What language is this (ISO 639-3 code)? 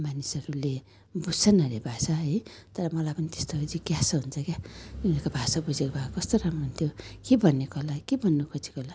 nep